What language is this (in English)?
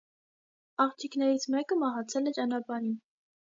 Armenian